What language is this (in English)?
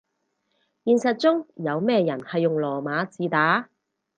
Cantonese